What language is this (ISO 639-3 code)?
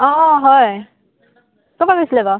asm